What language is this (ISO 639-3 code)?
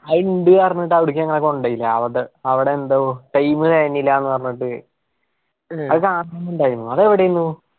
mal